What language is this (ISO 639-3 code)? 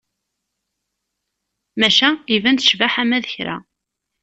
kab